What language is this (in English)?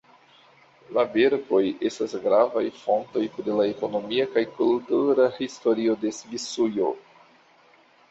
Esperanto